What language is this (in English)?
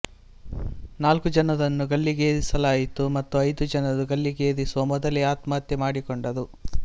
Kannada